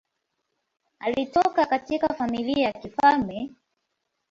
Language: Swahili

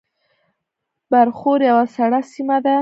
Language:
Pashto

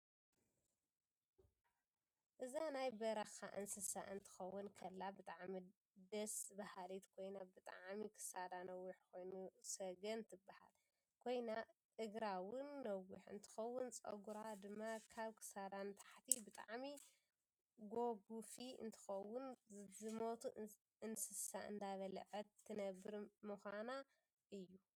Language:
Tigrinya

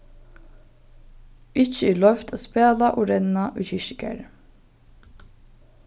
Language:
Faroese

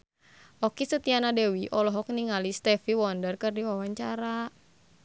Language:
Sundanese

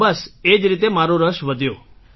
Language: Gujarati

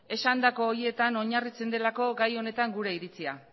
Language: Basque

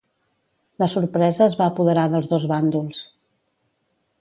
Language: Catalan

